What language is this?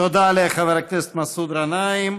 Hebrew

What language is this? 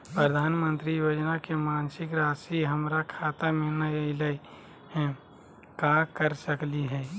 Magahi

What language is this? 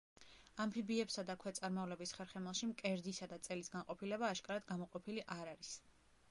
Georgian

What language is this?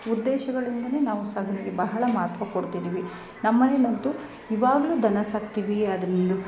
Kannada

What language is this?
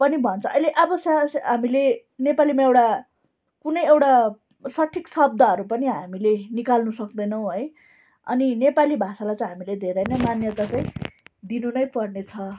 Nepali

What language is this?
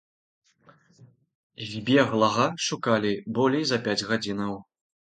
Belarusian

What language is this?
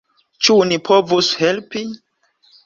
Esperanto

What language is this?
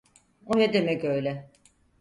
Turkish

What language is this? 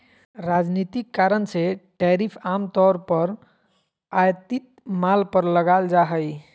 Magahi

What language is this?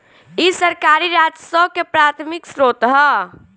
Bhojpuri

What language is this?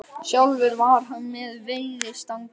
Icelandic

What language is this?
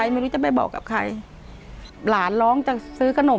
Thai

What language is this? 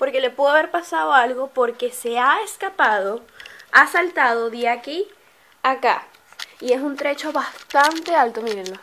Spanish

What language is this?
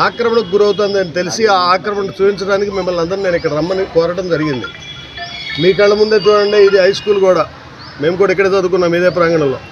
Telugu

